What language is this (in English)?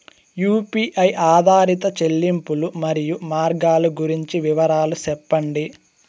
Telugu